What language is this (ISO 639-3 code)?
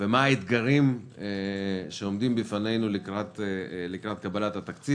heb